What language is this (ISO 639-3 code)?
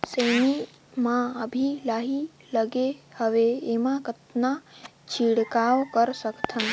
hne